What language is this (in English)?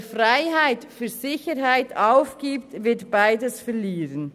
Swiss German